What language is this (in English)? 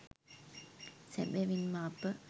Sinhala